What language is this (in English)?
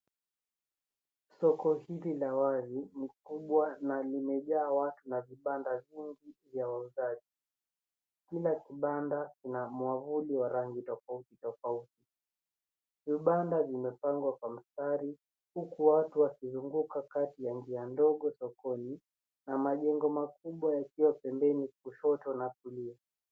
Swahili